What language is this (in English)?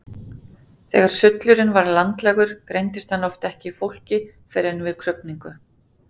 Icelandic